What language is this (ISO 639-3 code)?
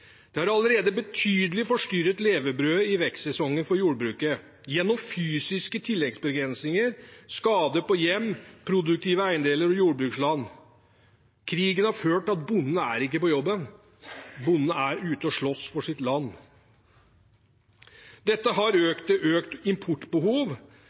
nob